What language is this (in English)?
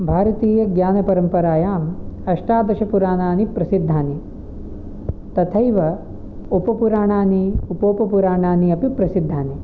Sanskrit